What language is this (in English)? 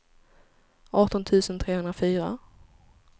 Swedish